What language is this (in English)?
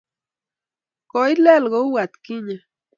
Kalenjin